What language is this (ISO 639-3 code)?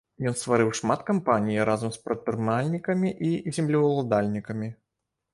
bel